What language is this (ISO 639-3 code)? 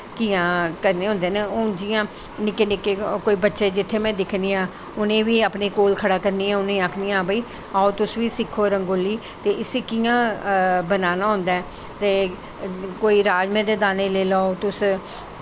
doi